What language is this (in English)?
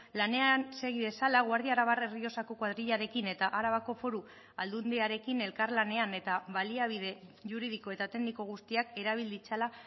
Basque